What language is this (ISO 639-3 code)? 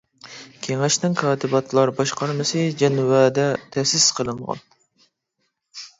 uig